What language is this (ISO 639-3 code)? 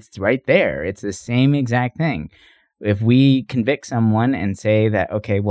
eng